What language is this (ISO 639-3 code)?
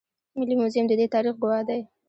pus